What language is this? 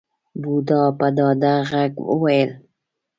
Pashto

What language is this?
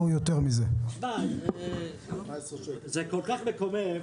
Hebrew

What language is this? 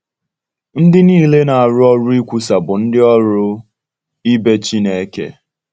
Igbo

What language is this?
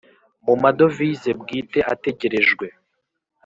Kinyarwanda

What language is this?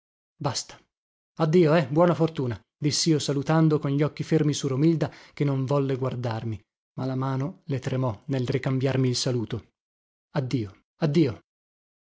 Italian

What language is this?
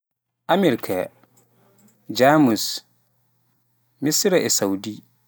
Pular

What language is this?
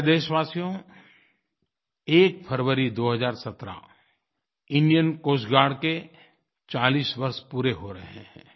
Hindi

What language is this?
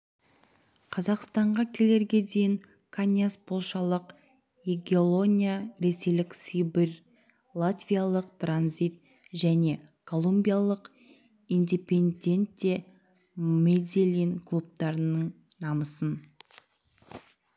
Kazakh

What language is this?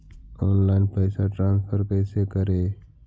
Magahi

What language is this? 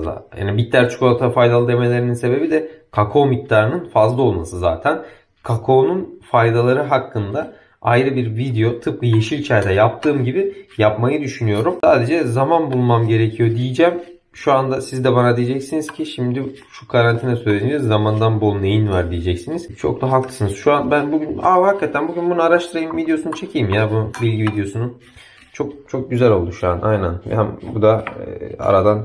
Turkish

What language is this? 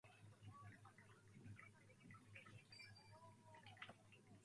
Japanese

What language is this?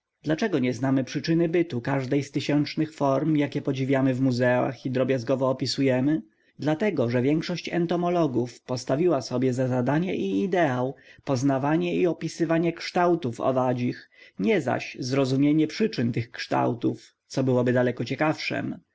Polish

